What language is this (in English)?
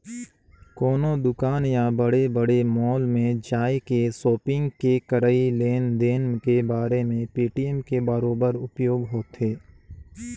Chhattisgarhi